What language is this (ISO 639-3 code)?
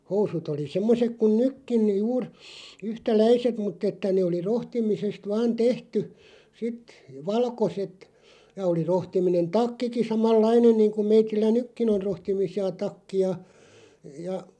fin